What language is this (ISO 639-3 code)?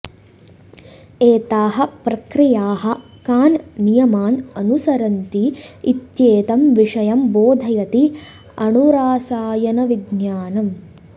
san